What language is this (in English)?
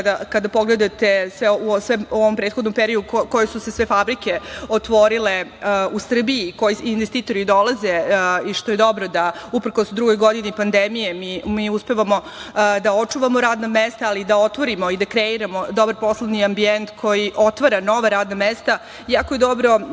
Serbian